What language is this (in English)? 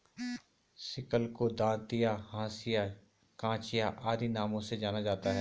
Hindi